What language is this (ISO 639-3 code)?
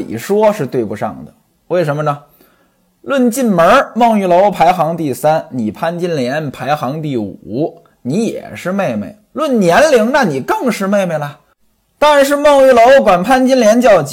zho